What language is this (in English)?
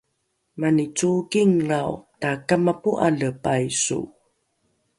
Rukai